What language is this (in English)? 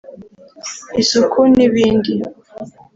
Kinyarwanda